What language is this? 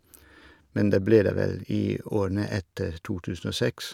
Norwegian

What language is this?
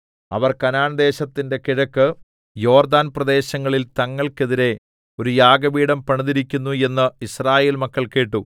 Malayalam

